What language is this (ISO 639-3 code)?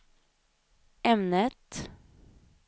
swe